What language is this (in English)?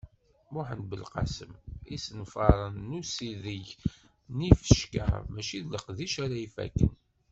Kabyle